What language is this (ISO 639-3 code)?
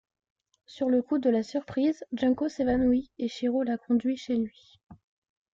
fra